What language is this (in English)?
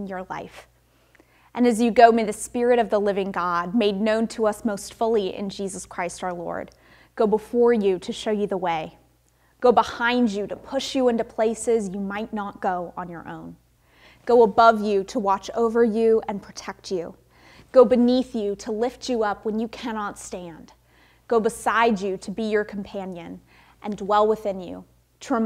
English